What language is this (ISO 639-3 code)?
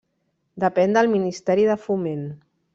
cat